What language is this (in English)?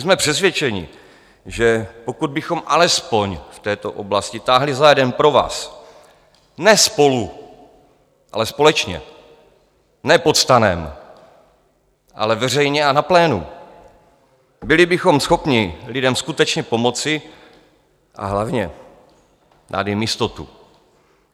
Czech